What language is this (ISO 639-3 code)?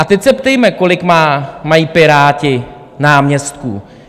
ces